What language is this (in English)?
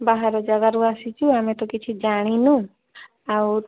Odia